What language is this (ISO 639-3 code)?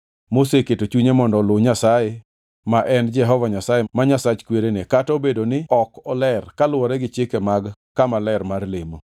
luo